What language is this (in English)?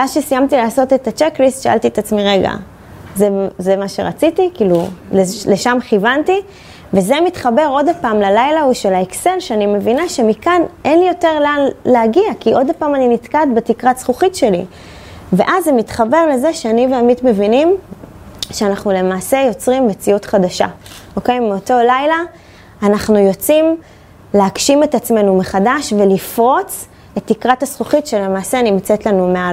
Hebrew